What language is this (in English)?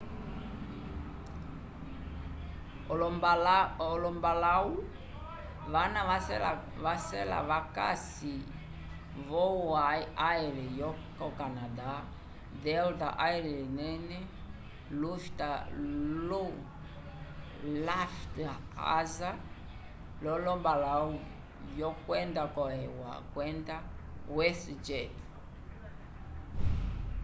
Umbundu